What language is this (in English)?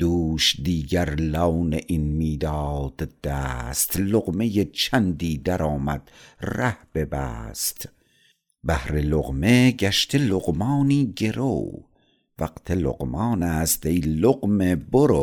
Persian